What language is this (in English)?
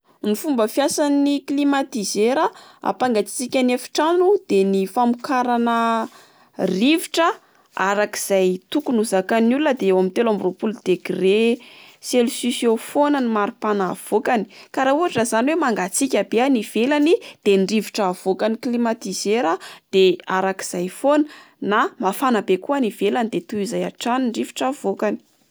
Malagasy